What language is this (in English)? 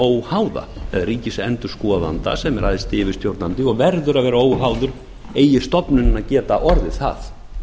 Icelandic